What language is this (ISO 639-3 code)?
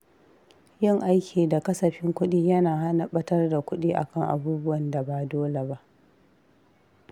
hau